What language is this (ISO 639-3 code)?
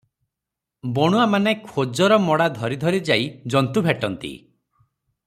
ori